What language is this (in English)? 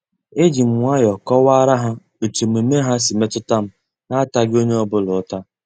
Igbo